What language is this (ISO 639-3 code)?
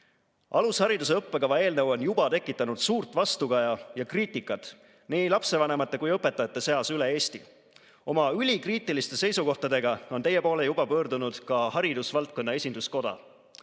est